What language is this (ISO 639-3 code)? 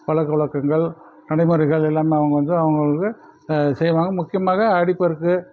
tam